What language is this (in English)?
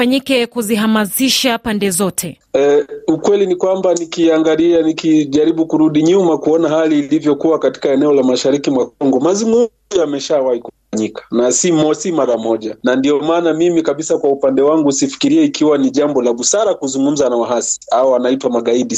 Swahili